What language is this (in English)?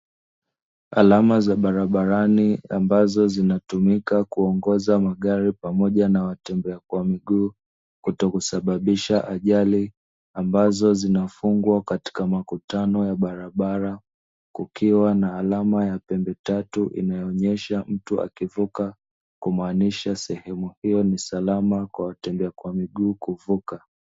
Swahili